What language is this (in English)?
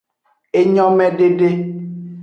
Aja (Benin)